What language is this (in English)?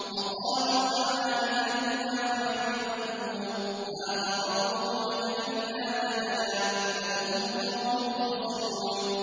Arabic